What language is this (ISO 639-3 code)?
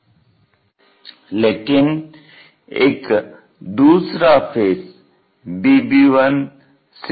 hin